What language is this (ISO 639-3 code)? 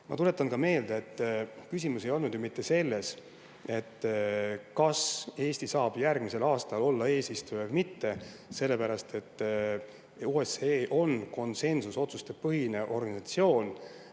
est